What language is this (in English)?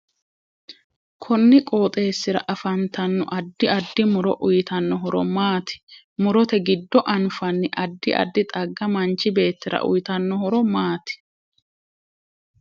Sidamo